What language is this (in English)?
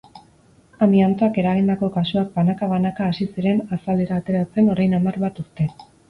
Basque